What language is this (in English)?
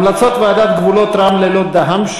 Hebrew